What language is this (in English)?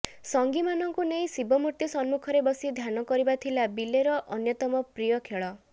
Odia